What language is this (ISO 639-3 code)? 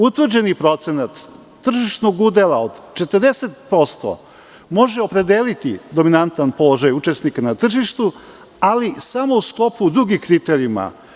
srp